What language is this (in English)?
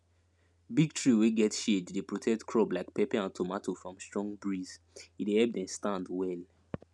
Nigerian Pidgin